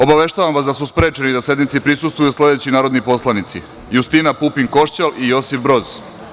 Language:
Serbian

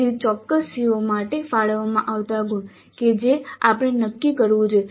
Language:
Gujarati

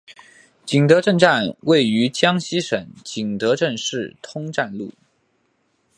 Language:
Chinese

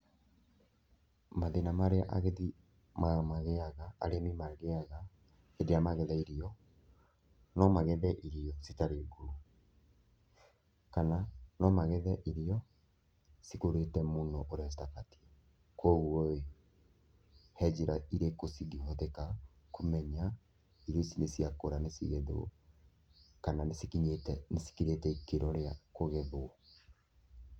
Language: Kikuyu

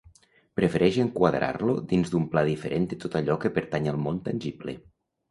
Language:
Catalan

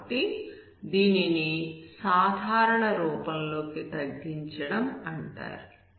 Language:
Telugu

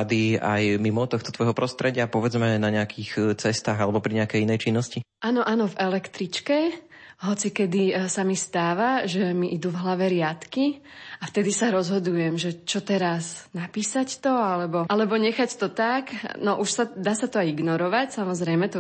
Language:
Slovak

